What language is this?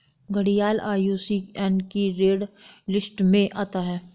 Hindi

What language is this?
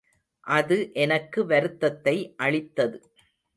Tamil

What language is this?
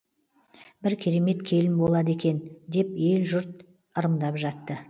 Kazakh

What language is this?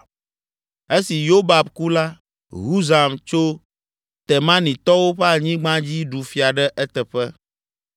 Ewe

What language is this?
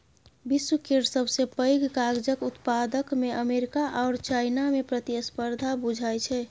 Maithili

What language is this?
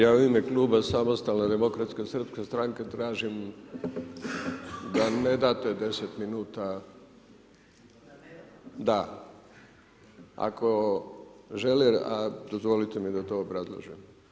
Croatian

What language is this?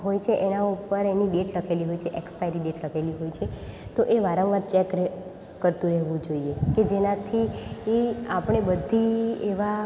Gujarati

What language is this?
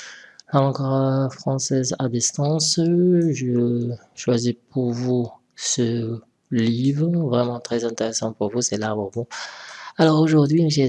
French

